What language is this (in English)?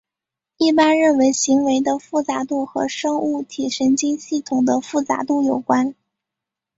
Chinese